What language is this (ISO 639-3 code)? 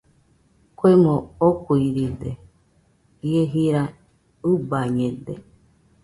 hux